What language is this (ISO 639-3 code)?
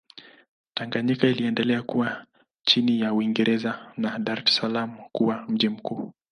swa